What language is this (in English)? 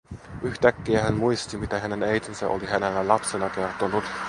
Finnish